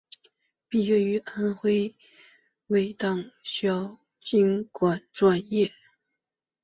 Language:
Chinese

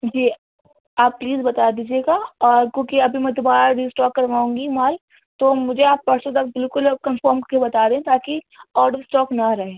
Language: Urdu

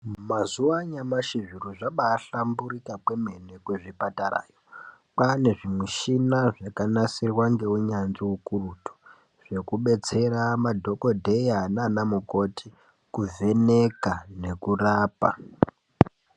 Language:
Ndau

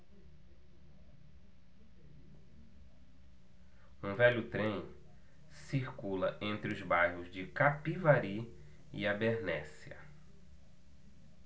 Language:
Portuguese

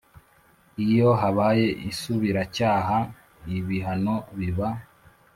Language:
Kinyarwanda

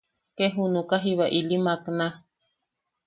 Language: Yaqui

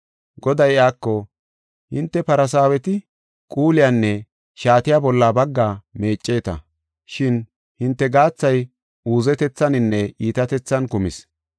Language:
Gofa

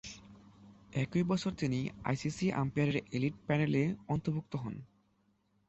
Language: Bangla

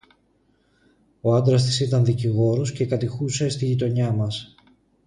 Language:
Greek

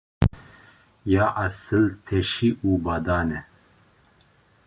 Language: Kurdish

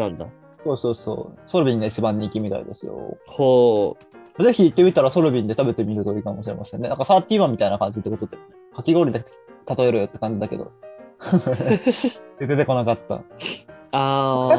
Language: Japanese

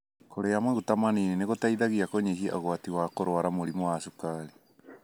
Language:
Kikuyu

